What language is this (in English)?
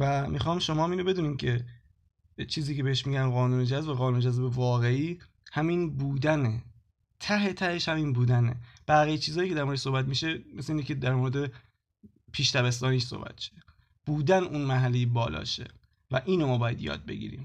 Persian